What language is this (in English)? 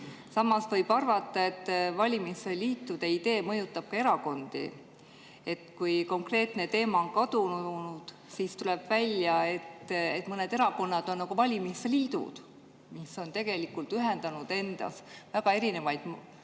Estonian